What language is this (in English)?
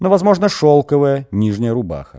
Russian